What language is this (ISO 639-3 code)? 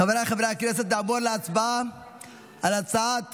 heb